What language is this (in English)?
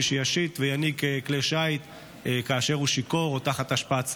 Hebrew